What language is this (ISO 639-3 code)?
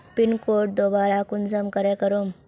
mag